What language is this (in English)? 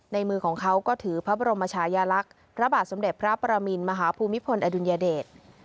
Thai